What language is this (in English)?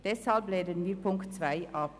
Swiss German